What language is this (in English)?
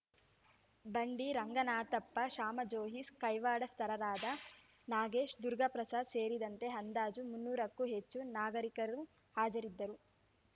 Kannada